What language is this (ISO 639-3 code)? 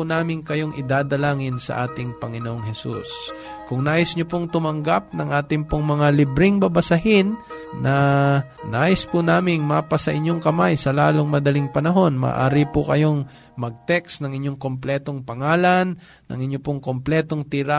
fil